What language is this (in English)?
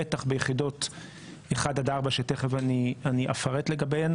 Hebrew